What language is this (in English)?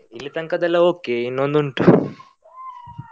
Kannada